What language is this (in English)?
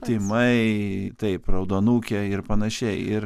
Lithuanian